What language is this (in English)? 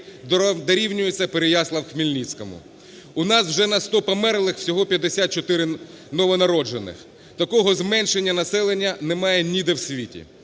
Ukrainian